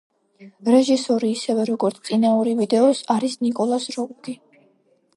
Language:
Georgian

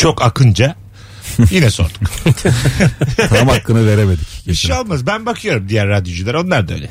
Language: Turkish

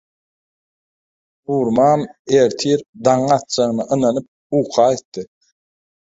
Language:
Turkmen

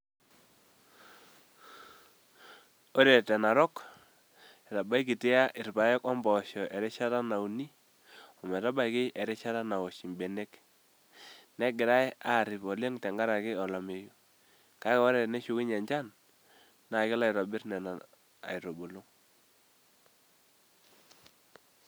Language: Masai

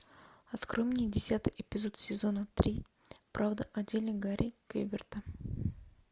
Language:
Russian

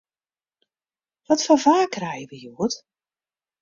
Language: Western Frisian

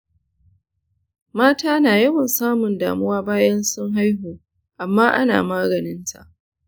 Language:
Hausa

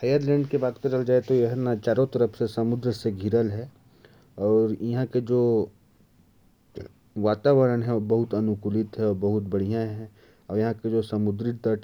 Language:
Korwa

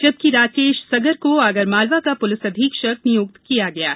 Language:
Hindi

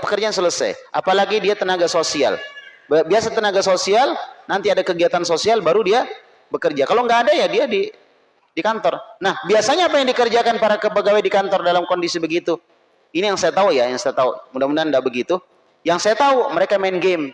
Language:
Indonesian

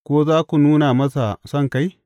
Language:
Hausa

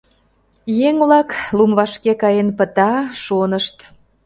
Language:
Mari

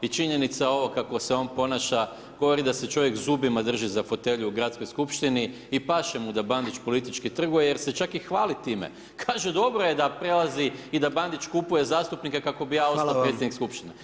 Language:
Croatian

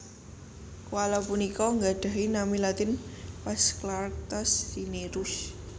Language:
Javanese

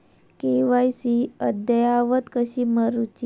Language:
Marathi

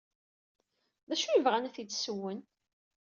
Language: Kabyle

